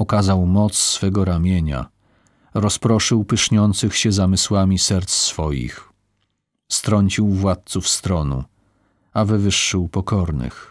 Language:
Polish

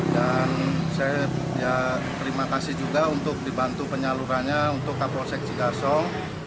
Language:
Indonesian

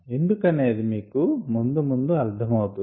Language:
Telugu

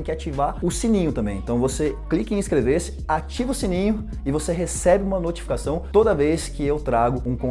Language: Portuguese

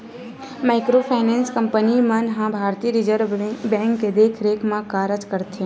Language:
Chhattisgarhi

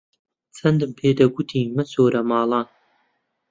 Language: Central Kurdish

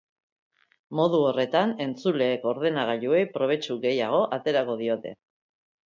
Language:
Basque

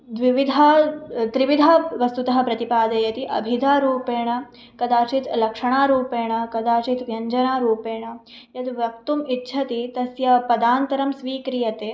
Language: Sanskrit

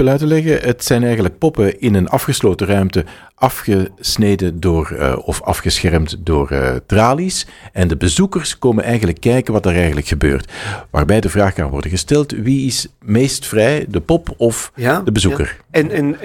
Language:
Dutch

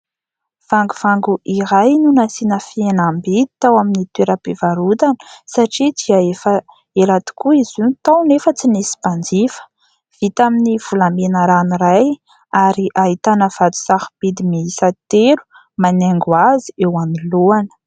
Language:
Malagasy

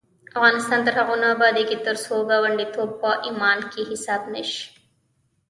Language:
Pashto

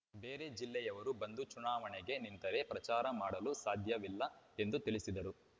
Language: Kannada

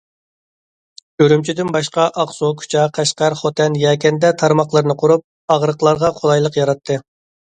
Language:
Uyghur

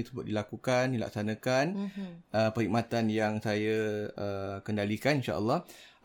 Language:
Malay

